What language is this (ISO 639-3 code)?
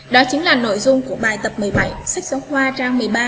vie